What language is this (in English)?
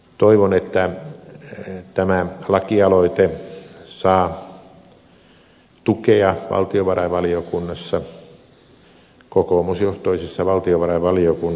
Finnish